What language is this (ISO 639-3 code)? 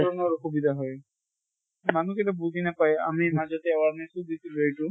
asm